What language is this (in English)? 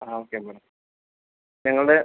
Malayalam